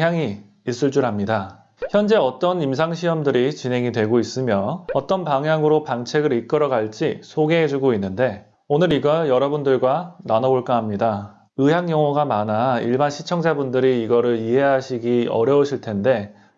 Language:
Korean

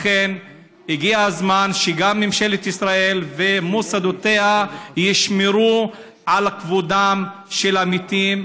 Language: Hebrew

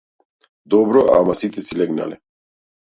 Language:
Macedonian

